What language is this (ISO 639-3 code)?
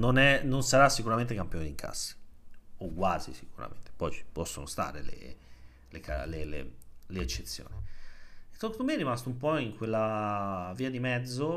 ita